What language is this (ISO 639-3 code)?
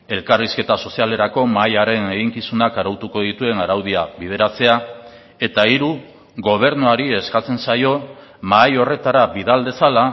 eus